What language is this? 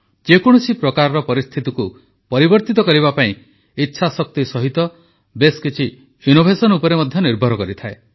Odia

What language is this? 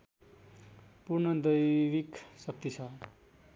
Nepali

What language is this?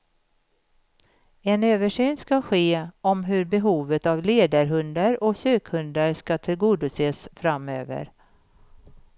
Swedish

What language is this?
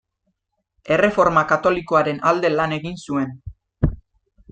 Basque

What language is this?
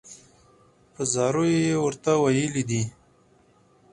Pashto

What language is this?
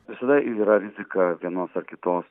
Lithuanian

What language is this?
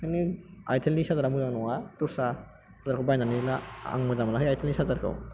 Bodo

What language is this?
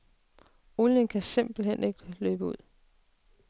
Danish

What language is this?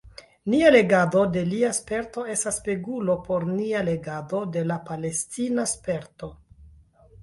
Esperanto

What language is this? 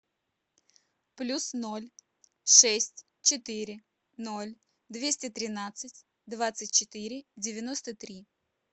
Russian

